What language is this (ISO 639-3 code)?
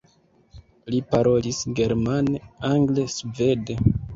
epo